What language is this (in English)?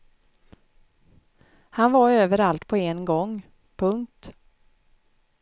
Swedish